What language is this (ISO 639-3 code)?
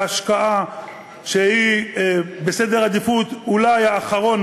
heb